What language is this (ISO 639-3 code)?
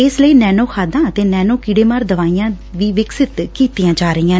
pan